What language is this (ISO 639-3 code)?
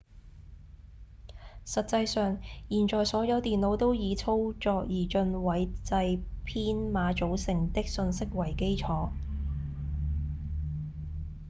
yue